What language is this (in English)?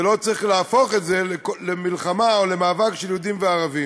Hebrew